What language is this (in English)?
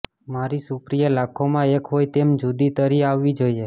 Gujarati